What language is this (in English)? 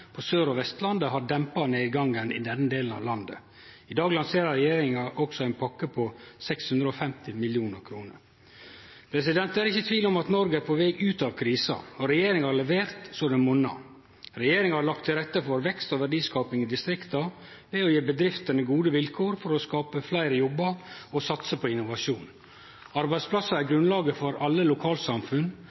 Norwegian Nynorsk